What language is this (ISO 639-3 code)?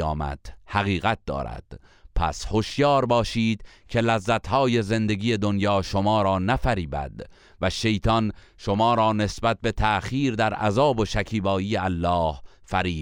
fas